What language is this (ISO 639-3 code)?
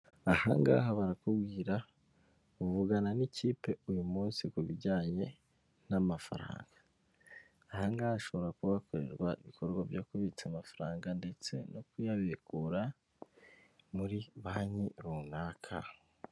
kin